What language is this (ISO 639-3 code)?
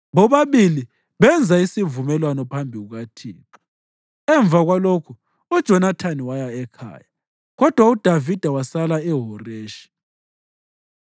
nde